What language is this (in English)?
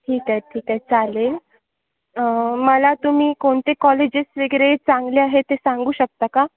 Marathi